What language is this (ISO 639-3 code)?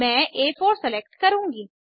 hin